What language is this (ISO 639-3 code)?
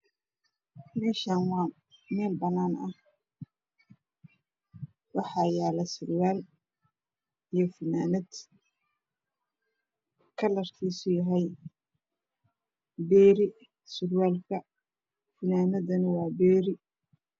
som